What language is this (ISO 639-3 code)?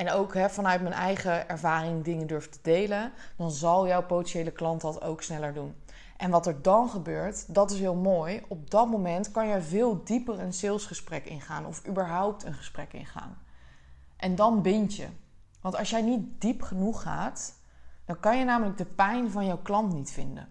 nld